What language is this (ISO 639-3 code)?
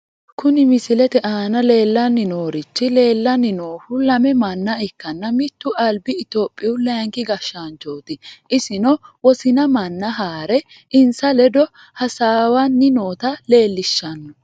sid